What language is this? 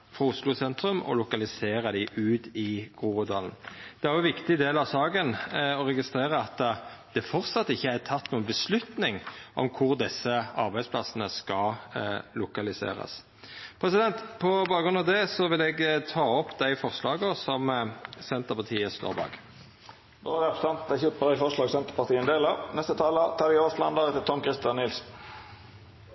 Norwegian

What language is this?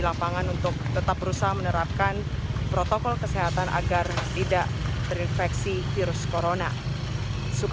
Indonesian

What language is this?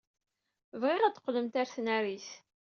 Kabyle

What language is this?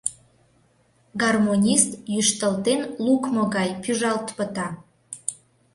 Mari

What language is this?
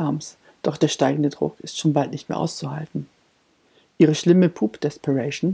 German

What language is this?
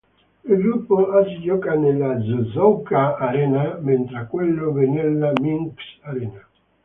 Italian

